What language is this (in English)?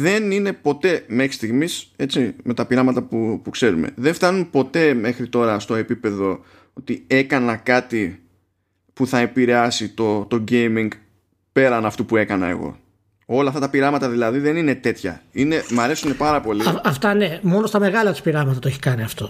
Greek